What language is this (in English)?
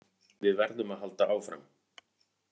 Icelandic